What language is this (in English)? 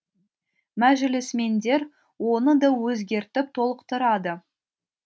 Kazakh